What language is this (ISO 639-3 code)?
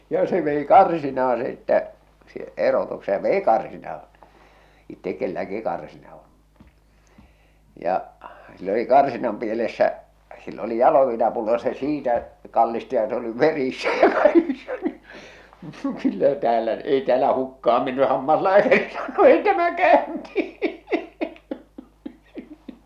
fin